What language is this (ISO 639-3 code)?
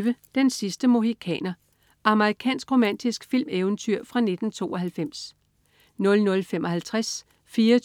dan